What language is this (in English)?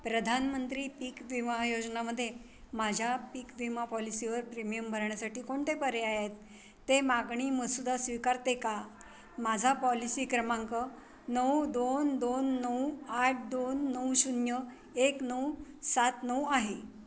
Marathi